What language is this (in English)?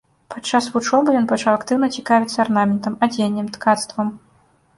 Belarusian